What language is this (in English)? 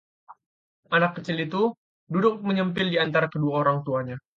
Indonesian